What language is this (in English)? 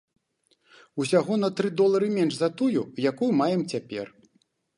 Belarusian